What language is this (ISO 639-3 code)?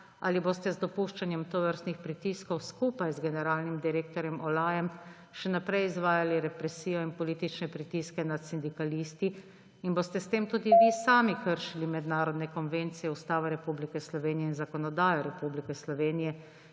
slv